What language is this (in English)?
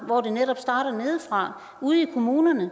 Danish